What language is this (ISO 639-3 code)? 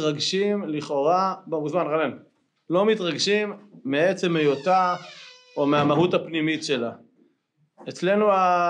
heb